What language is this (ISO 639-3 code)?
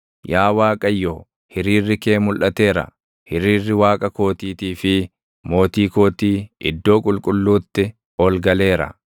orm